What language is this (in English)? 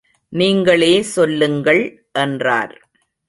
Tamil